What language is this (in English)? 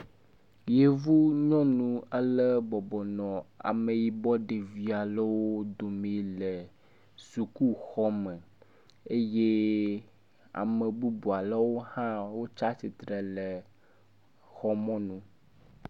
Ewe